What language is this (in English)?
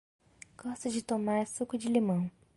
Portuguese